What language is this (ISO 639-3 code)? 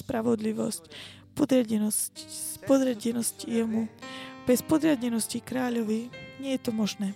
slk